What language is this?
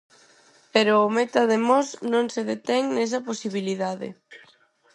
Galician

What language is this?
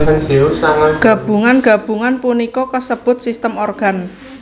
Javanese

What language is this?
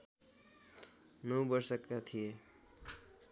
Nepali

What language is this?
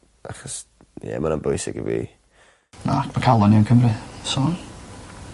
Welsh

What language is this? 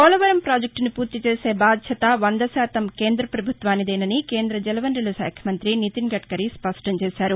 Telugu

